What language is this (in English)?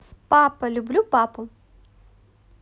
Russian